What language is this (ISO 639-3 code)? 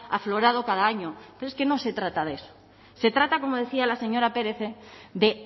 spa